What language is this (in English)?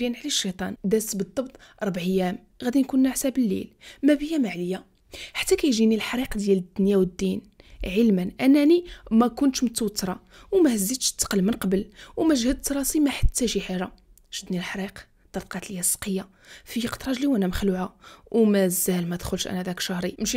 Arabic